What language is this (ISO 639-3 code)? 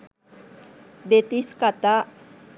sin